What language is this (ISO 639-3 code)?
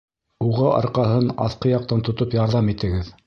bak